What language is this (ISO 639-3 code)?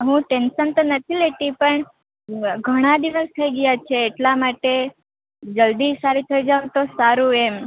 guj